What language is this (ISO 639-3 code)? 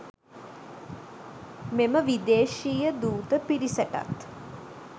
sin